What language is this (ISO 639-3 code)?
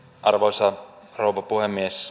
fin